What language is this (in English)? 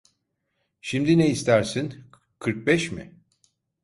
Turkish